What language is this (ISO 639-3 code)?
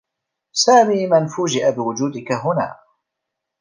ara